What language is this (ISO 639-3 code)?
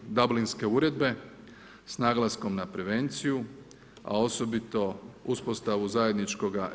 hrv